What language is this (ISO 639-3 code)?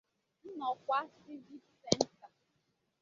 ibo